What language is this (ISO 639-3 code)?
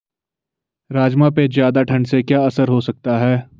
hin